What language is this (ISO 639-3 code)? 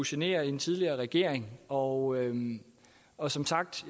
dan